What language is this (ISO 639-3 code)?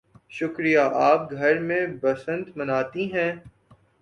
urd